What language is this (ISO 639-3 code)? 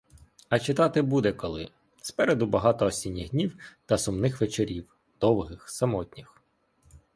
ukr